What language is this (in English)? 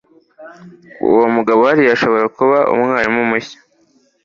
Kinyarwanda